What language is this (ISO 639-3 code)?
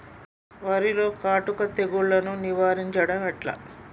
tel